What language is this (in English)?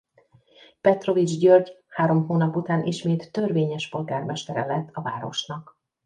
Hungarian